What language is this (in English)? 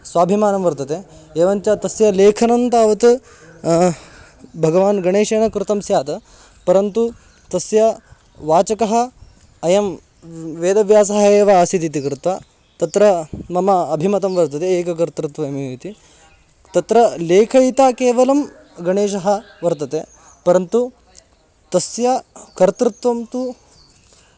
Sanskrit